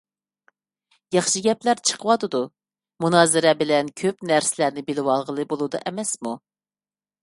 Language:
Uyghur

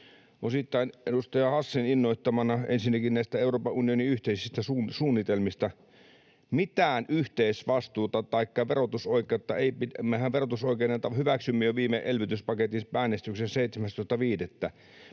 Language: Finnish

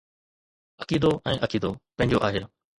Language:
Sindhi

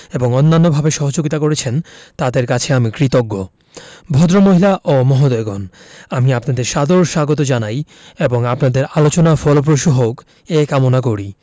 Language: Bangla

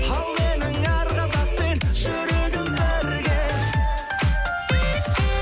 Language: Kazakh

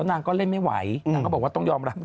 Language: Thai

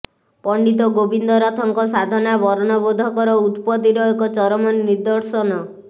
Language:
Odia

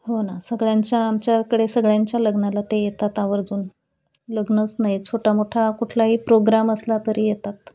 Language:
Marathi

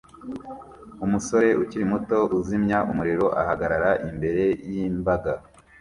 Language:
Kinyarwanda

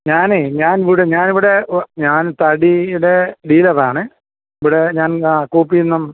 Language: Malayalam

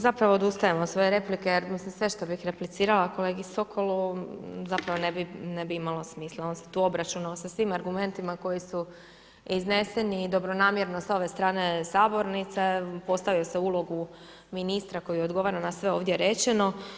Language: Croatian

